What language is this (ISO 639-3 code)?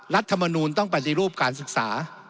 tha